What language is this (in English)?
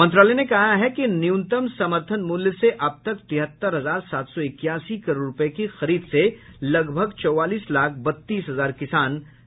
Hindi